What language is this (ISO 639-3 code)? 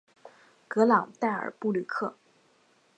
zho